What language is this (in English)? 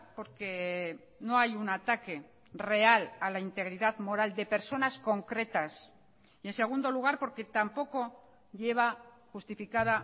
Spanish